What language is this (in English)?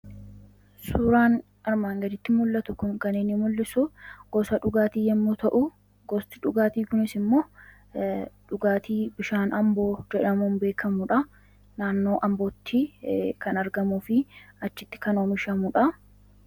Oromo